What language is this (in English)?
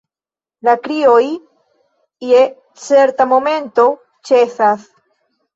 Esperanto